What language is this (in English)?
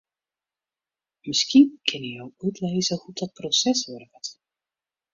Western Frisian